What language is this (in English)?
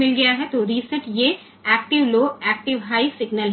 Gujarati